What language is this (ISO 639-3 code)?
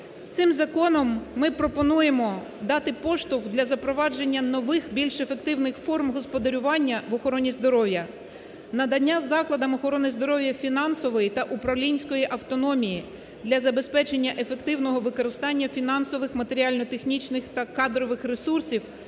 ukr